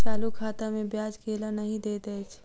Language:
Maithili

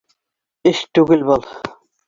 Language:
Bashkir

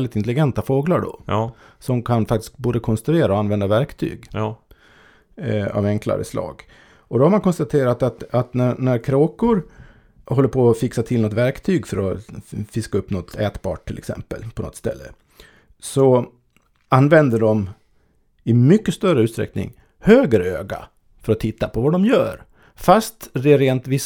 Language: Swedish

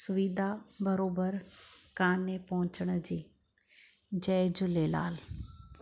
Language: Sindhi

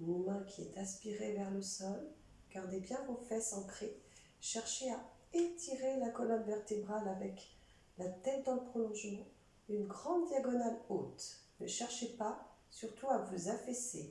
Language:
French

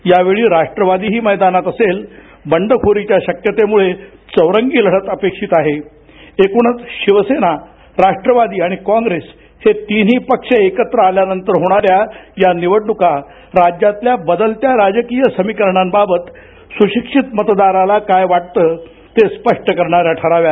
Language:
Marathi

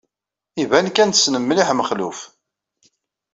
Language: Kabyle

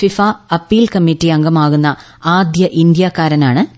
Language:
Malayalam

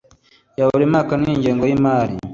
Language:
Kinyarwanda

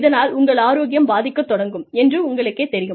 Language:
Tamil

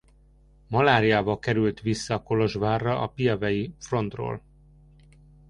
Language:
Hungarian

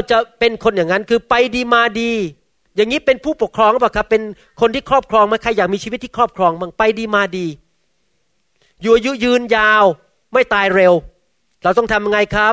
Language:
Thai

